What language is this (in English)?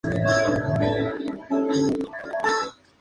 Spanish